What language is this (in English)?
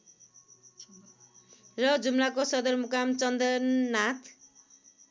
Nepali